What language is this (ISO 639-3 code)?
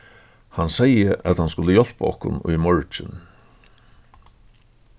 fao